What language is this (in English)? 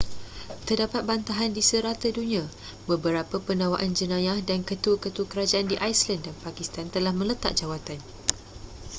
Malay